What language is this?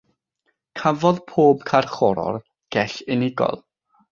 Welsh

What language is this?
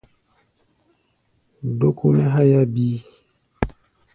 Gbaya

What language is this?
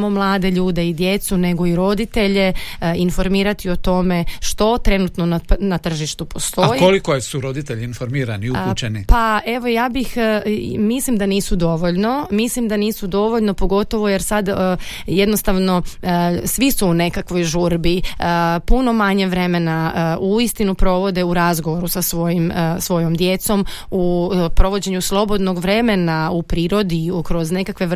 Croatian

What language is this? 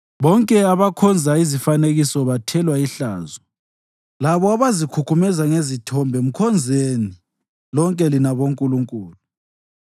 North Ndebele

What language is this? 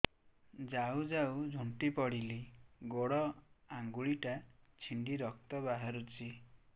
Odia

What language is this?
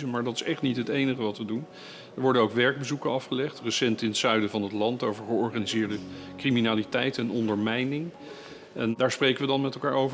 Dutch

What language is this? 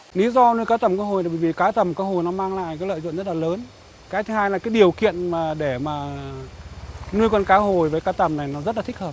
Vietnamese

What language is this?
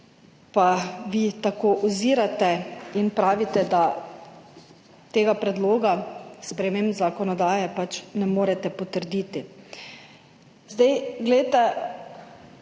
Slovenian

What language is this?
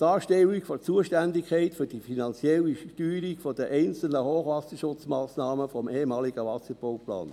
Swiss German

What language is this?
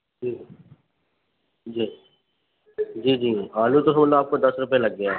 Urdu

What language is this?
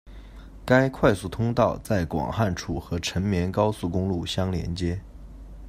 Chinese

